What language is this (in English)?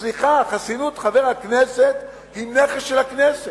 Hebrew